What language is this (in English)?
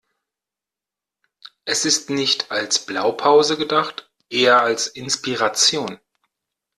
German